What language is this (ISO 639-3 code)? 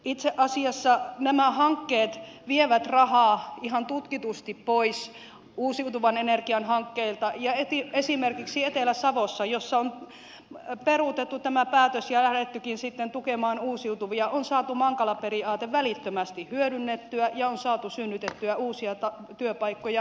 fin